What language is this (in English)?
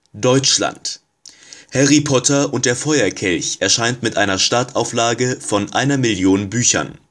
German